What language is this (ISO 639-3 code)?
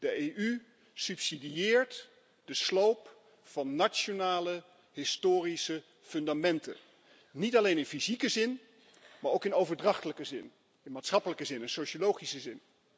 nld